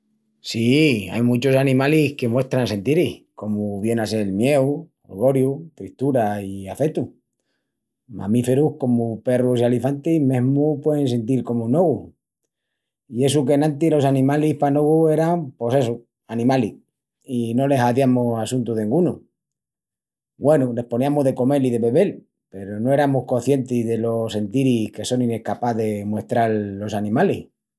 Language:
Extremaduran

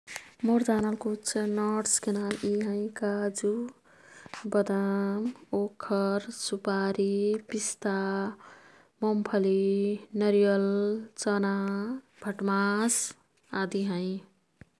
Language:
Kathoriya Tharu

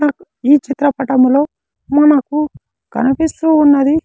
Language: Telugu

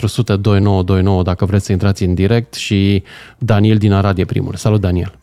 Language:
Romanian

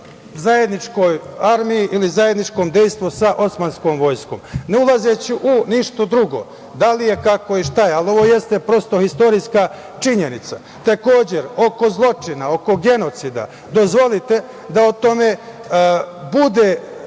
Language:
Serbian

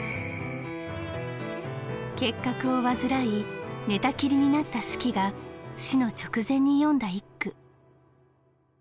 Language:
Japanese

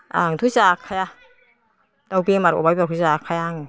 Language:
Bodo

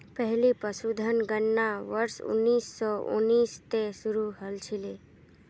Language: Magahi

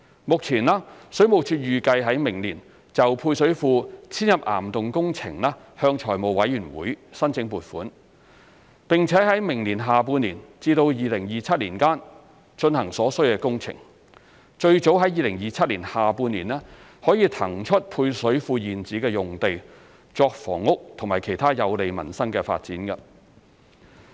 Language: Cantonese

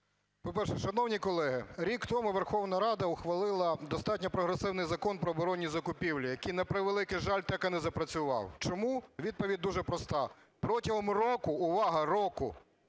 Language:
Ukrainian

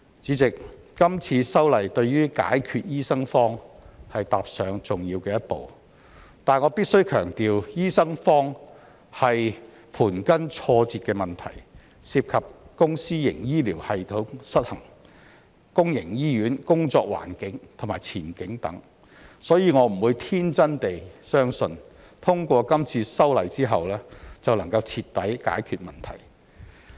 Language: Cantonese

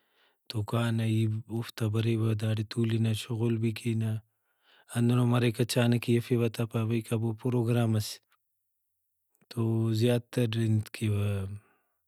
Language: Brahui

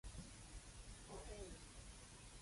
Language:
Cantonese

